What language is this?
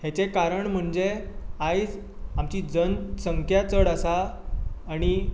Konkani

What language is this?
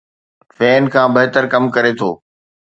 Sindhi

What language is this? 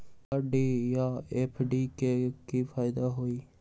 Magahi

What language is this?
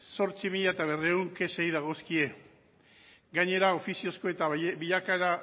Basque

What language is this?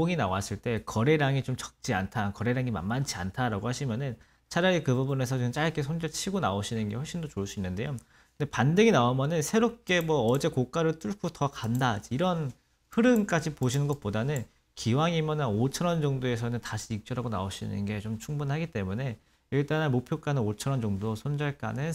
Korean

